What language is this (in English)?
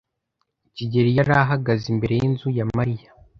Kinyarwanda